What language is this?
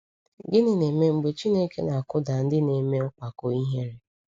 Igbo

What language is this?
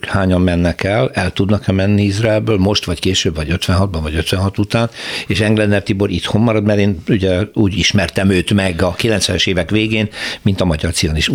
Hungarian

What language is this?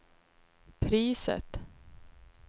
Swedish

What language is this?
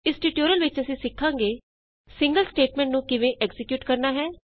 Punjabi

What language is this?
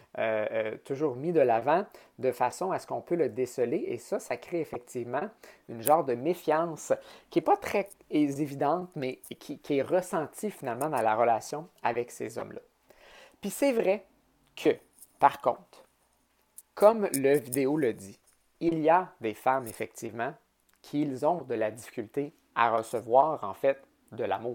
French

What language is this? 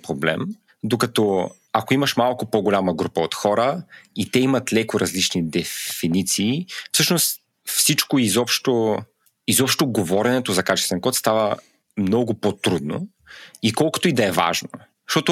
Bulgarian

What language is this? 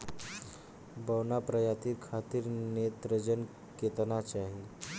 Bhojpuri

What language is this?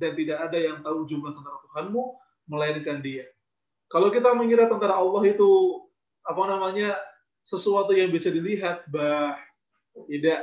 Indonesian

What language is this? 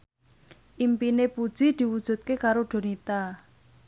Javanese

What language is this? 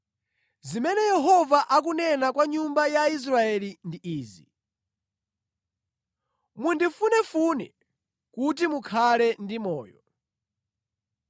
Nyanja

